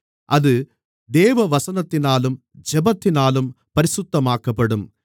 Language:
Tamil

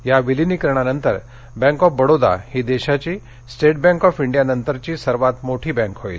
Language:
Marathi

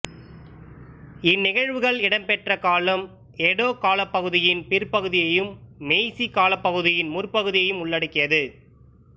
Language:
Tamil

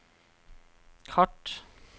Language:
Norwegian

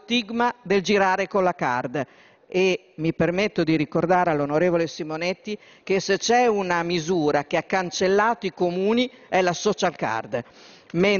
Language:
Italian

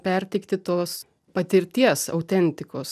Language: Lithuanian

